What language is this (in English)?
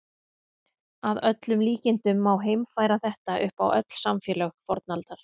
Icelandic